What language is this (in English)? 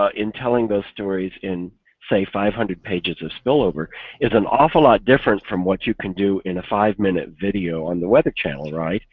English